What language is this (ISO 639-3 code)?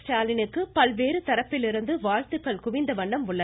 tam